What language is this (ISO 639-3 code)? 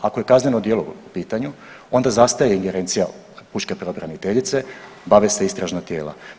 hrv